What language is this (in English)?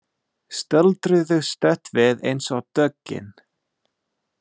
Icelandic